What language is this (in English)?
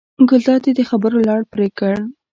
Pashto